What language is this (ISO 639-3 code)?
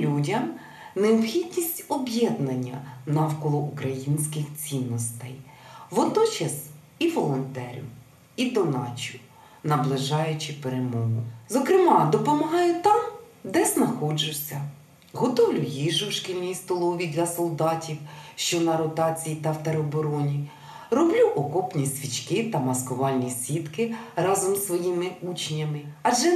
ukr